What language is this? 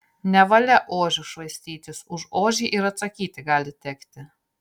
Lithuanian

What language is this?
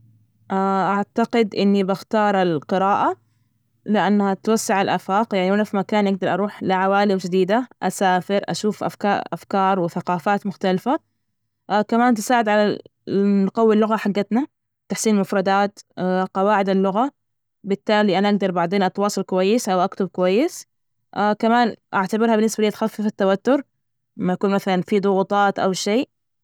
Najdi Arabic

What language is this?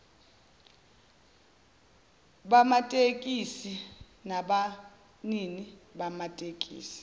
Zulu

